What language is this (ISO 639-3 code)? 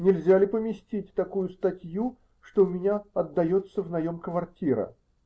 rus